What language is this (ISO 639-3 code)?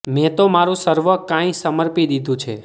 guj